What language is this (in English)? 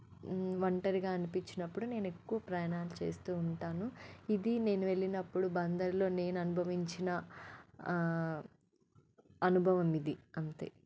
Telugu